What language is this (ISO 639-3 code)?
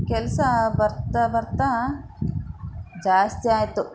kan